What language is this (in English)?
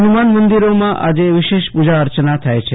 Gujarati